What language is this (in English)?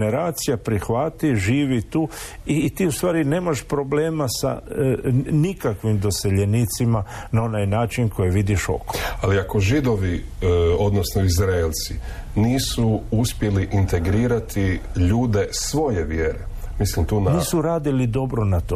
Croatian